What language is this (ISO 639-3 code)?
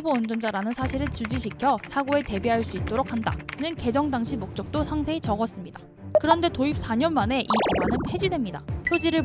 kor